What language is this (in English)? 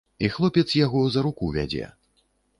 Belarusian